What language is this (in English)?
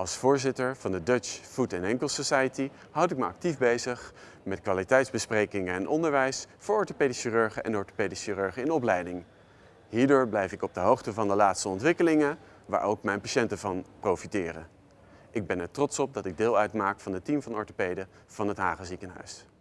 Dutch